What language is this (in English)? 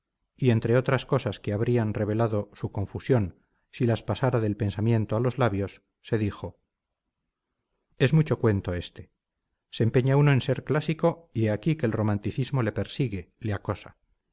Spanish